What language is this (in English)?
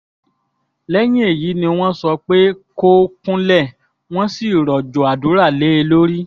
Yoruba